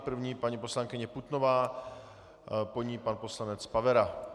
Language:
Czech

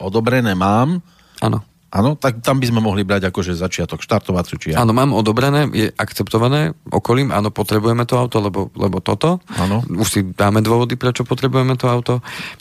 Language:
Slovak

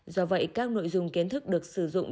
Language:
Vietnamese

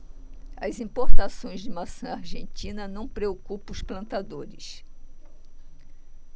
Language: Portuguese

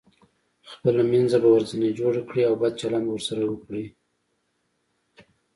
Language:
Pashto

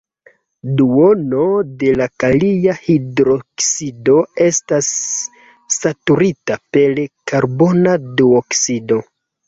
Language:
Esperanto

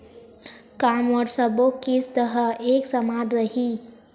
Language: Chhattisgarhi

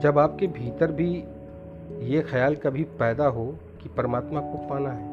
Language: Hindi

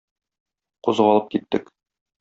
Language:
Tatar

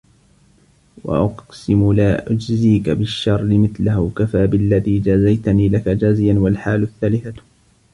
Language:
Arabic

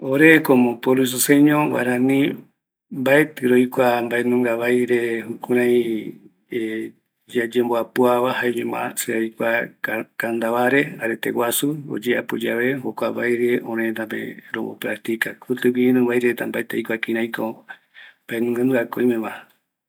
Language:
Eastern Bolivian Guaraní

